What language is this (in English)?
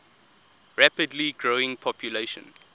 English